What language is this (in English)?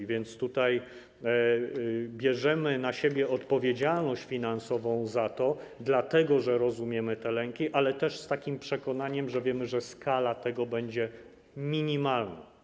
Polish